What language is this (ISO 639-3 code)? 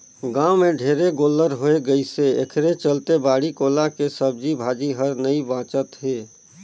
hne